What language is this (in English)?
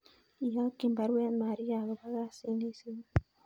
Kalenjin